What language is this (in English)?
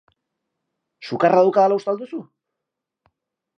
Basque